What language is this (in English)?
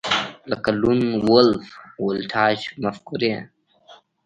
Pashto